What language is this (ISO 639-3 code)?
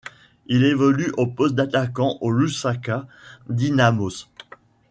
fra